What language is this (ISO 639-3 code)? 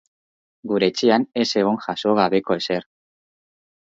eus